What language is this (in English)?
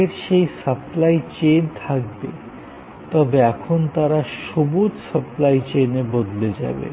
Bangla